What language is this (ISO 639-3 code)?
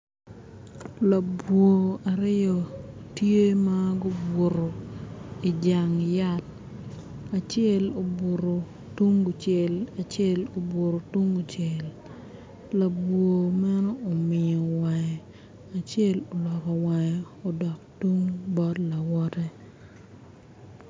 ach